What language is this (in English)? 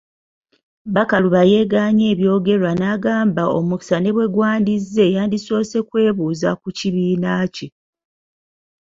Ganda